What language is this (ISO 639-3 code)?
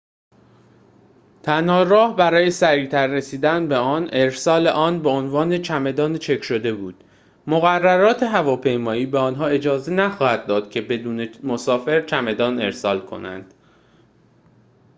fas